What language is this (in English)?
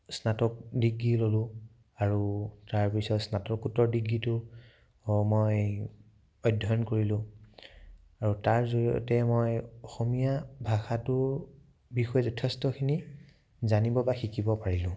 Assamese